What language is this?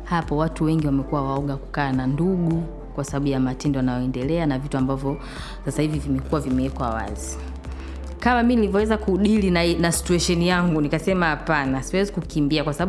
Swahili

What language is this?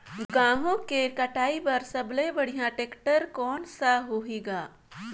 Chhattisgarhi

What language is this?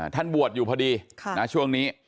Thai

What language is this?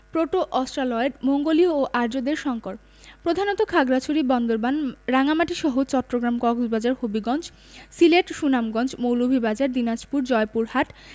Bangla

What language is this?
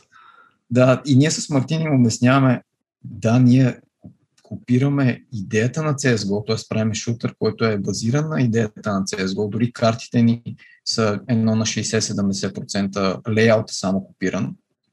Bulgarian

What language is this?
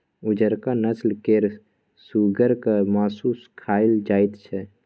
Maithili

